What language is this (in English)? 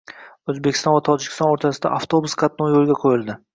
Uzbek